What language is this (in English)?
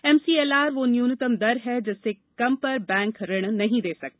Hindi